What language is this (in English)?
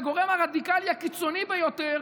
Hebrew